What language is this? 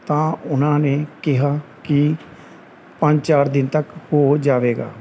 Punjabi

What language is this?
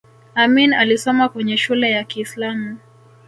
Swahili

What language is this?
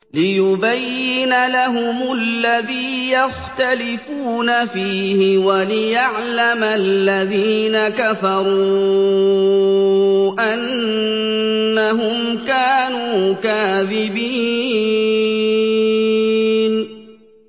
Arabic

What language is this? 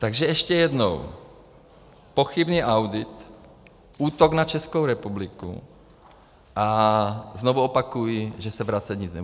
Czech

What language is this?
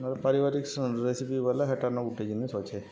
Odia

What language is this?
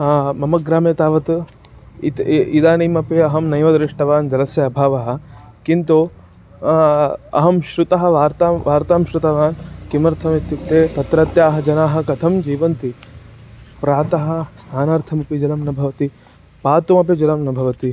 Sanskrit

